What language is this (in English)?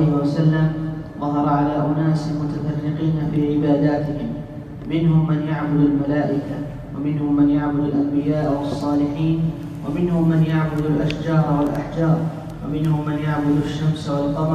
Arabic